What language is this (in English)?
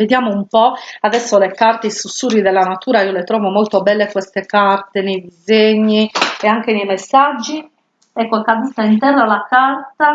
Italian